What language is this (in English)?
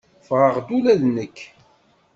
Kabyle